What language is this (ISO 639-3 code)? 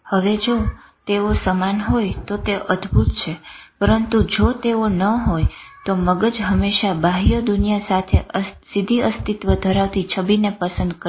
guj